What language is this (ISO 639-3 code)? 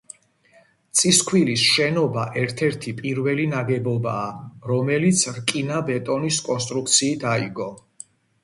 kat